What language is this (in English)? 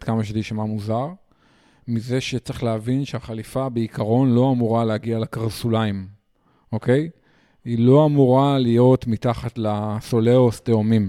Hebrew